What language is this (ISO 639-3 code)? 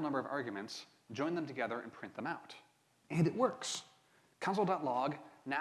eng